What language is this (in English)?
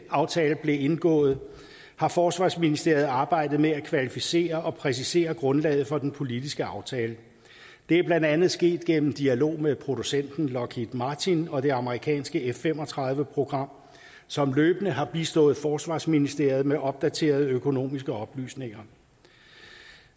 Danish